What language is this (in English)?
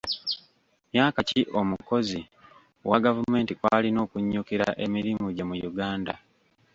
Ganda